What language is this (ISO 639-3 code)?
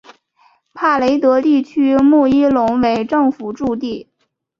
zho